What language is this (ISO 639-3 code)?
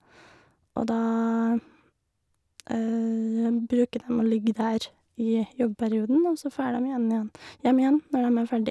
nor